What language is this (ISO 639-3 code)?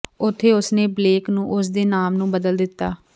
pan